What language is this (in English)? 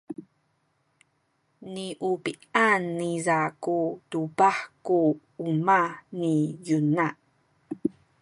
Sakizaya